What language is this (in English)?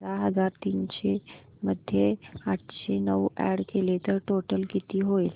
Marathi